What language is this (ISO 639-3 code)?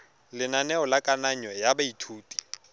tsn